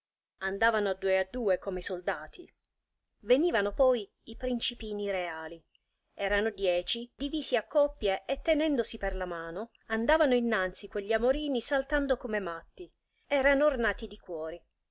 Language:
Italian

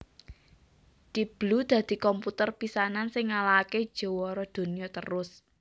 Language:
Javanese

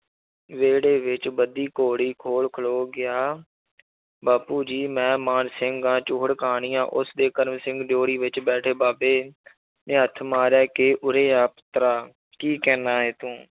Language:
Punjabi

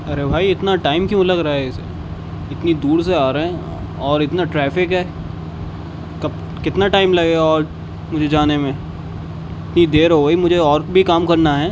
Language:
Urdu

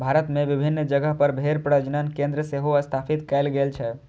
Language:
Maithili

